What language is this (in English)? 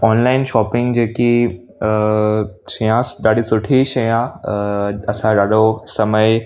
Sindhi